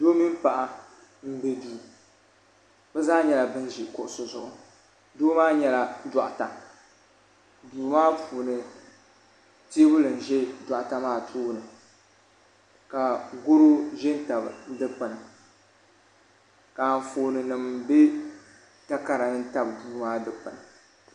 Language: Dagbani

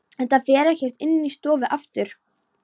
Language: Icelandic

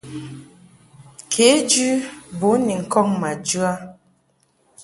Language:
Mungaka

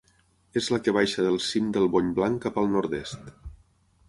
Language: Catalan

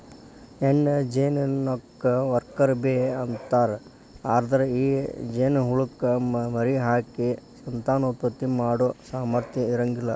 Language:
Kannada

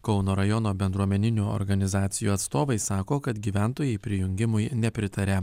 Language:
Lithuanian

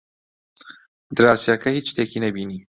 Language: Central Kurdish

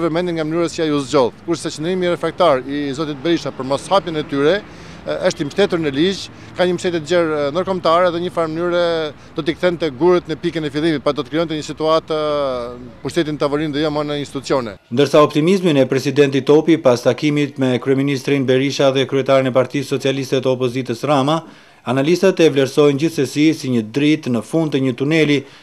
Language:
Greek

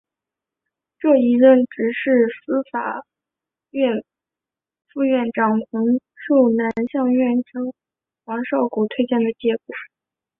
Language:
Chinese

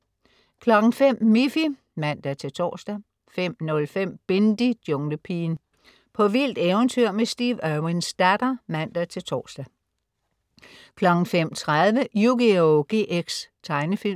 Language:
Danish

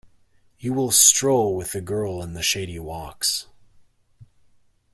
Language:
English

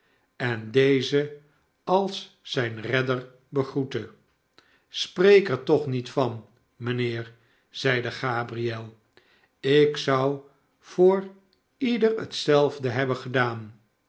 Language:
Dutch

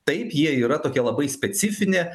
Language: Lithuanian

